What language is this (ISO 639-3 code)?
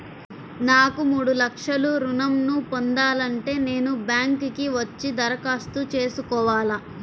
tel